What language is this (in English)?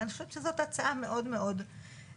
Hebrew